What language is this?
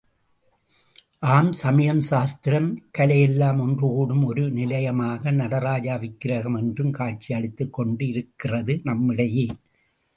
Tamil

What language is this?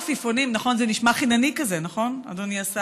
Hebrew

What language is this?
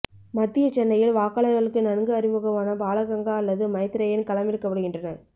Tamil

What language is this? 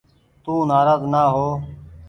Goaria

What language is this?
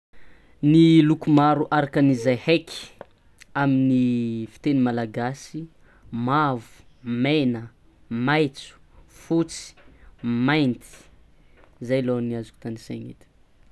Tsimihety Malagasy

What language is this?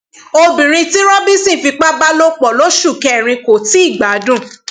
Yoruba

